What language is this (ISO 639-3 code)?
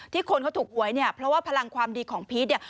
tha